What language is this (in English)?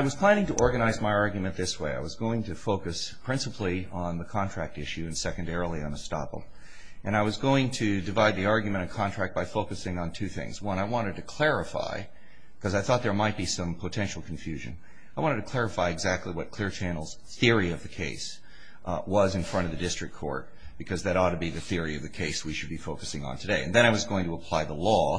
English